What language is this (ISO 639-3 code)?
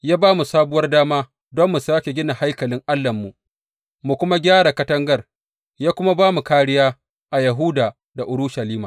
hau